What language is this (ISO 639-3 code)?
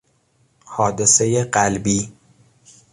fas